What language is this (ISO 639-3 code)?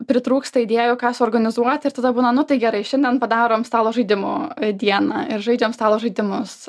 lit